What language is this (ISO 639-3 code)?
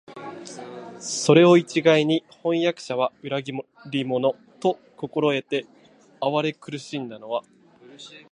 jpn